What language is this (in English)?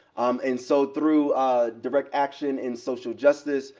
English